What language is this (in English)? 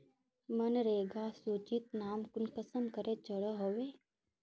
Magahi